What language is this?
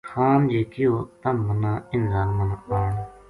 Gujari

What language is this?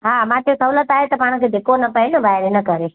Sindhi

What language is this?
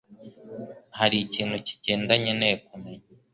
Kinyarwanda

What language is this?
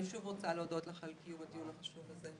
Hebrew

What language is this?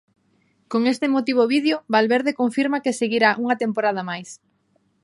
Galician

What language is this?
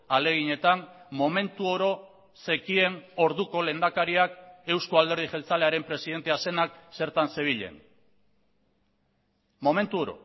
Basque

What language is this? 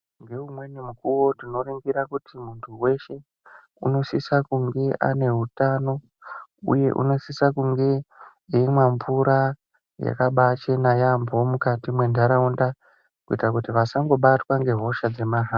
Ndau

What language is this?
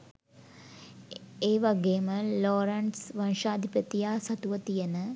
Sinhala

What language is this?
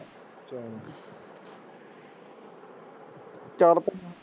Punjabi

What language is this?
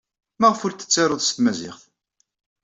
Kabyle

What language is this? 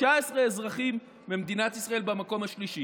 Hebrew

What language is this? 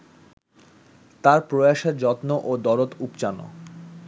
Bangla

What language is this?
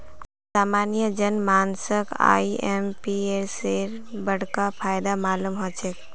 Magahi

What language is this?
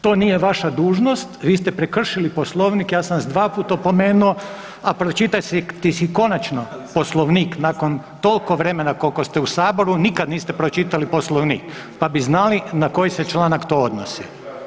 Croatian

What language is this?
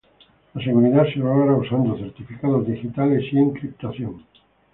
Spanish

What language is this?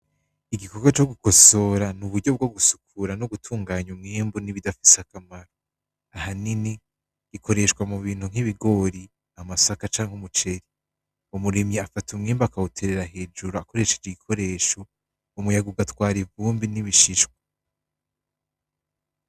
Rundi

